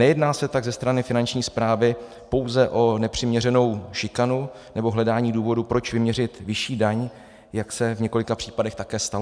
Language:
Czech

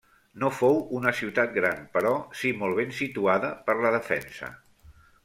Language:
Catalan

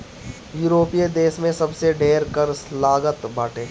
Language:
Bhojpuri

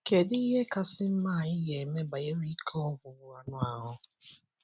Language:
Igbo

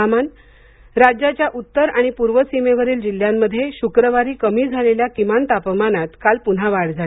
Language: Marathi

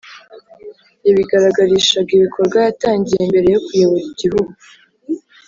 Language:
Kinyarwanda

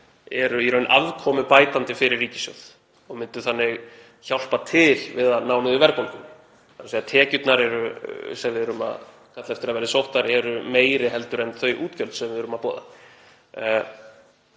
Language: Icelandic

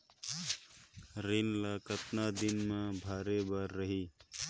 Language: Chhattisgarhi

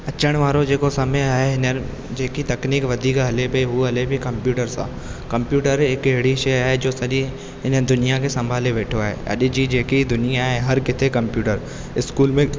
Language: Sindhi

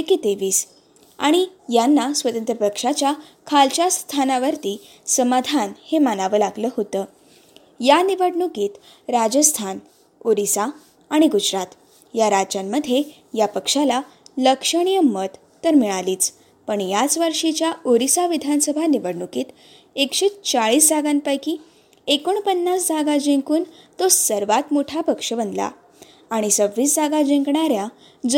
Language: Marathi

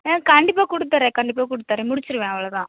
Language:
Tamil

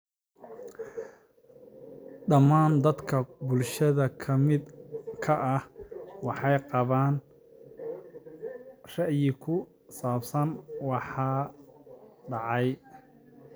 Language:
Somali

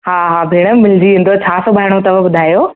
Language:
Sindhi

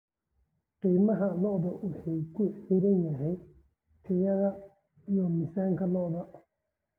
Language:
Somali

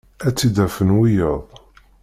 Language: Kabyle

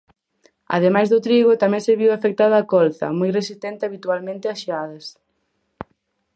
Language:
Galician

